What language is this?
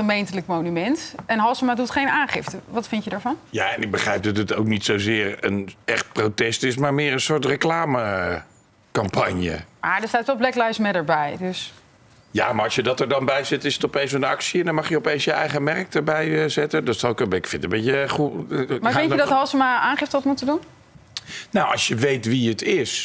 Dutch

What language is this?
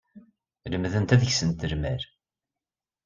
Kabyle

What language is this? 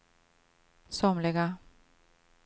Swedish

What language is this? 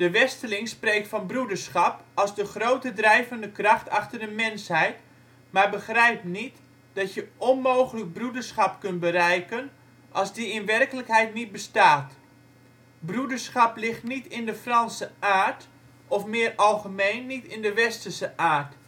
Dutch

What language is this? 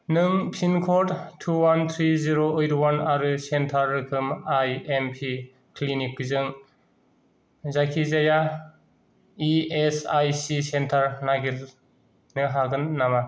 Bodo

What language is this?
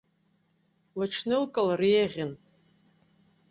Abkhazian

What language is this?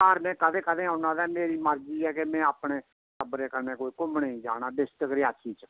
Dogri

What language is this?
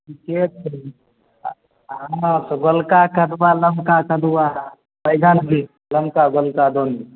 Maithili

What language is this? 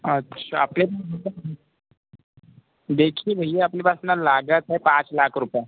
Hindi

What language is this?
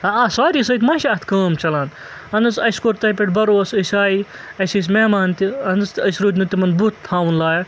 Kashmiri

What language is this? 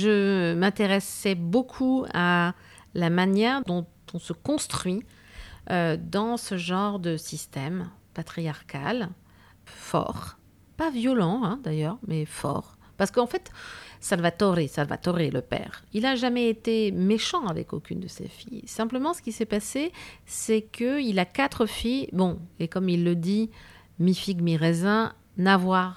French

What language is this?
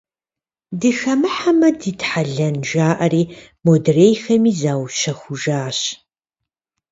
Kabardian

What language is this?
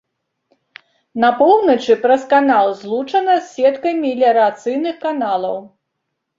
Belarusian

